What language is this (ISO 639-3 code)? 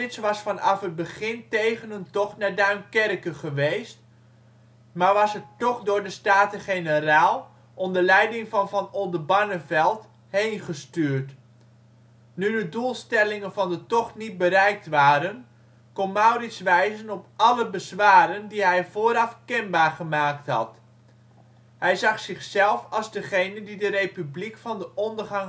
nld